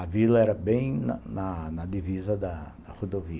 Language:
Portuguese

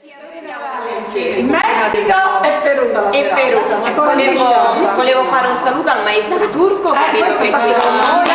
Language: Italian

